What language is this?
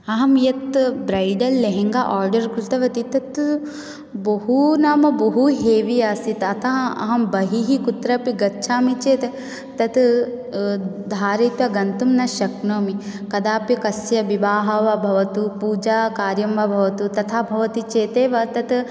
Sanskrit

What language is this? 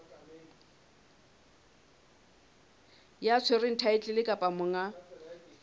Southern Sotho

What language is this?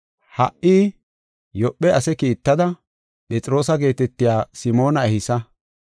Gofa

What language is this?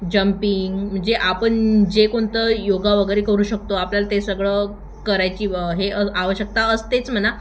Marathi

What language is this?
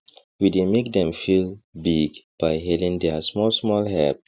Nigerian Pidgin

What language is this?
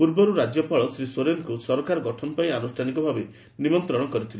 Odia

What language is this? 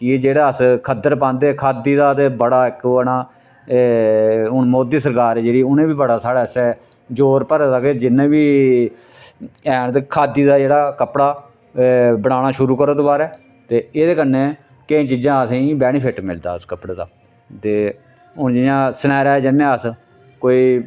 Dogri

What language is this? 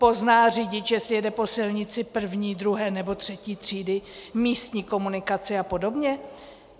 Czech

